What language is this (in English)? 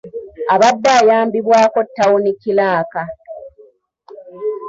Ganda